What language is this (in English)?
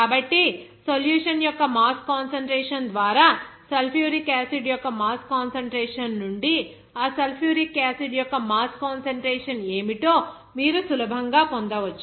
Telugu